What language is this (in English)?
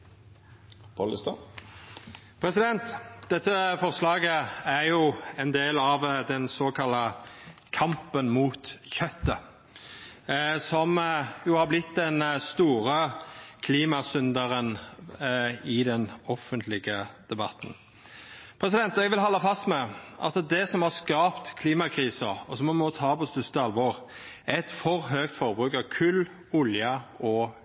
Norwegian Nynorsk